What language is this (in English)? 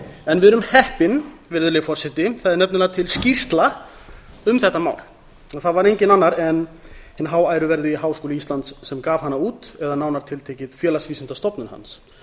Icelandic